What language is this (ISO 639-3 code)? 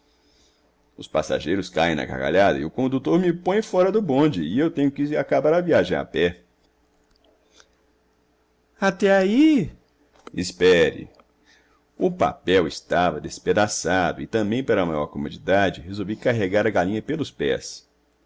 por